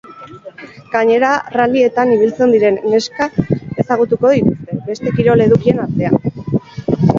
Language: Basque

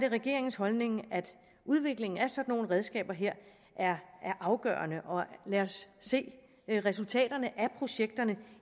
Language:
Danish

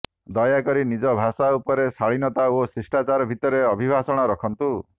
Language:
Odia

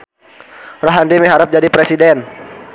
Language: Sundanese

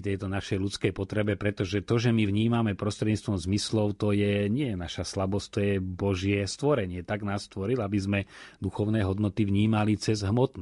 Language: Slovak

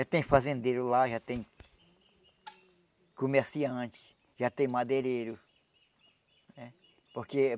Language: Portuguese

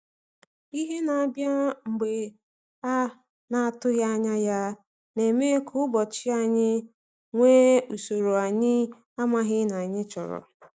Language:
Igbo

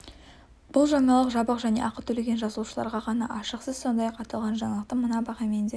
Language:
Kazakh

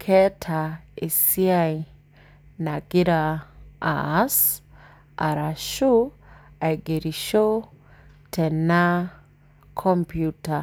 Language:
Masai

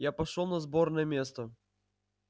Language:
Russian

